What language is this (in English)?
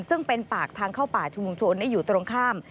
Thai